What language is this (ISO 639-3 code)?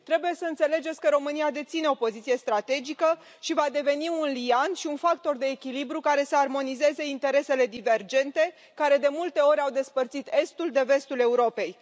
ron